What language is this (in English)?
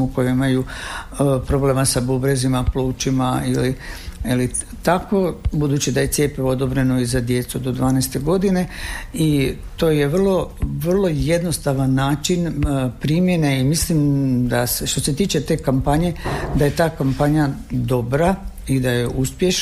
Croatian